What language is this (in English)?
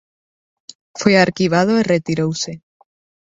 Galician